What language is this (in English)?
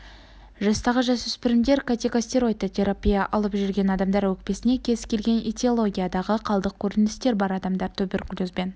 Kazakh